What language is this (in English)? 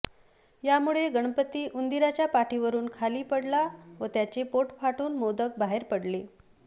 Marathi